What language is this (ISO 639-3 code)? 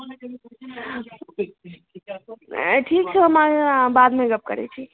mai